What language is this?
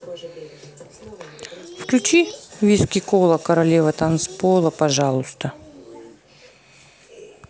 Russian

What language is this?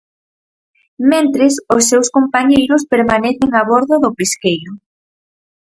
Galician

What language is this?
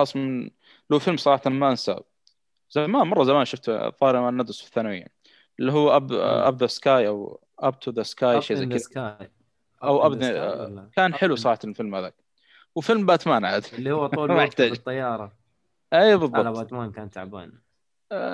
Arabic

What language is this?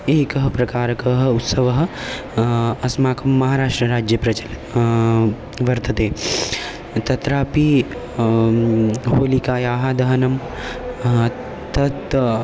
Sanskrit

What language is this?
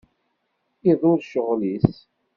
Kabyle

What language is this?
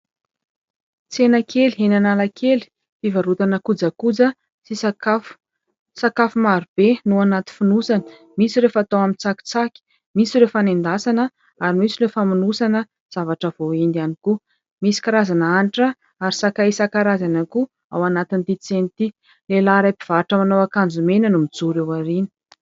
Malagasy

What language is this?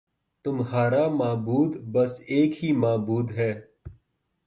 Urdu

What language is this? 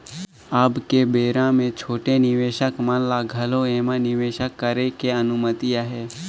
Chhattisgarhi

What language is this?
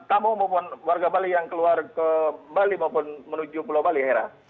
Indonesian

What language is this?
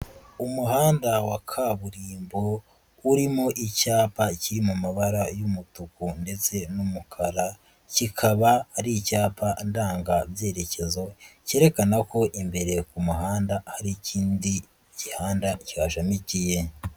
Kinyarwanda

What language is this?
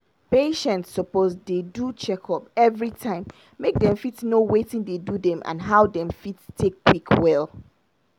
Nigerian Pidgin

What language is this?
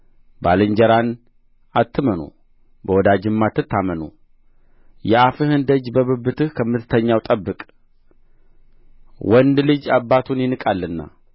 Amharic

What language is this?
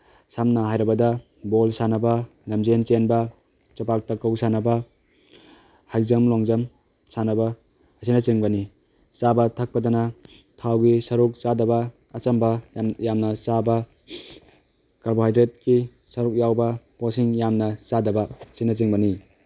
Manipuri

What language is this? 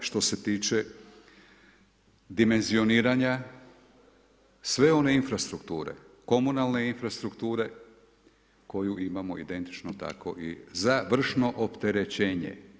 Croatian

